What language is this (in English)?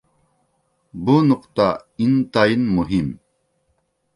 Uyghur